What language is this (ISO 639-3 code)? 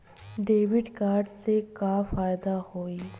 bho